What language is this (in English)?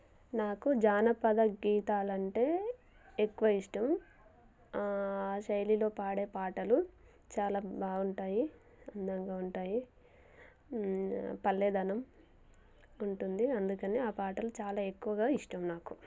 Telugu